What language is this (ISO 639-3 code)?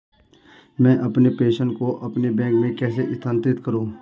hin